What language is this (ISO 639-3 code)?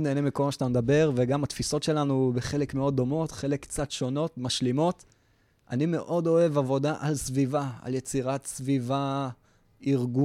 heb